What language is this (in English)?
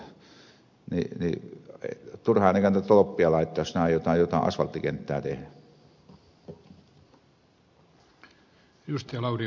Finnish